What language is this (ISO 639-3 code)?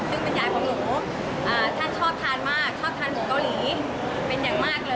tha